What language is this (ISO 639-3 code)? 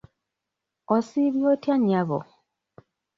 lug